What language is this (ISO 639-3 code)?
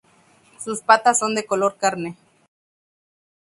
spa